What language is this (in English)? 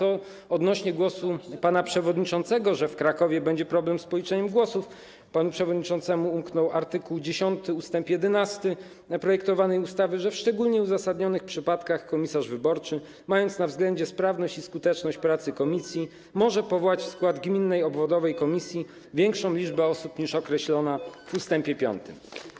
Polish